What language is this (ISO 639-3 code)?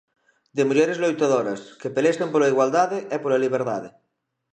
glg